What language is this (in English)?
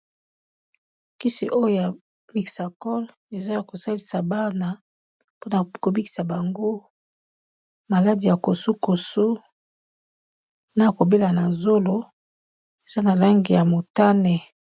Lingala